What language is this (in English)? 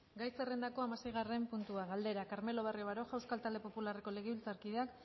Basque